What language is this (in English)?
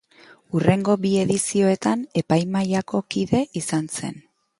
Basque